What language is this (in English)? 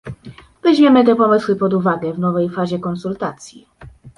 Polish